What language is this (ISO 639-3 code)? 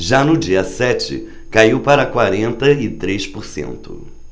por